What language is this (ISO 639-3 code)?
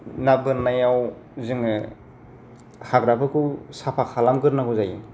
brx